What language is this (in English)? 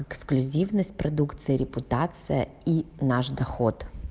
Russian